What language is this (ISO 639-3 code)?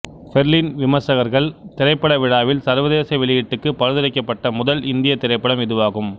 tam